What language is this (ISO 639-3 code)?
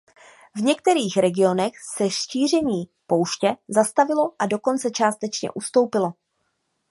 ces